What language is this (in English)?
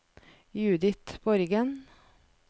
Norwegian